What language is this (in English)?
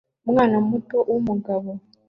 Kinyarwanda